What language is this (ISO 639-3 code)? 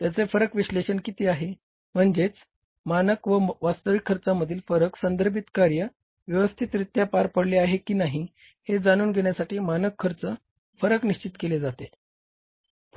mar